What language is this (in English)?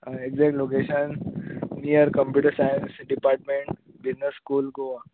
Konkani